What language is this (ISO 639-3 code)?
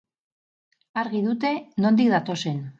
eus